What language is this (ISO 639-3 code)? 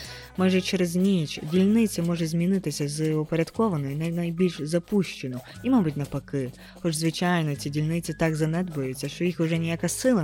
ukr